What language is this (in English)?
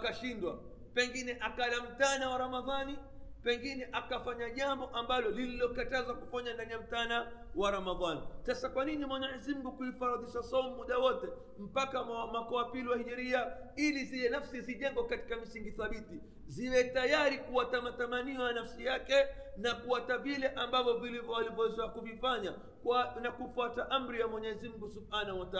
Swahili